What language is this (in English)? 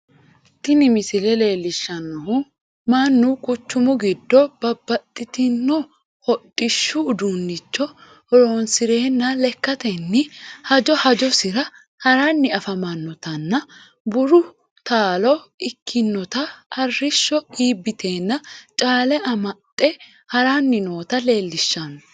Sidamo